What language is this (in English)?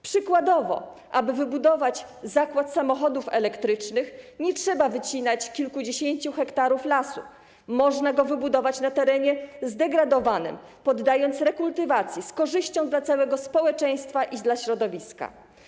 Polish